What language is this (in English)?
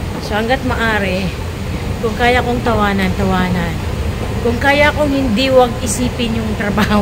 Filipino